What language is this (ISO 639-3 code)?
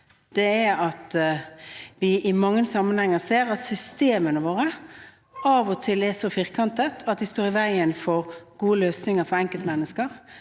nor